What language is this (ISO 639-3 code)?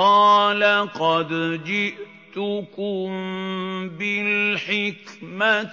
ara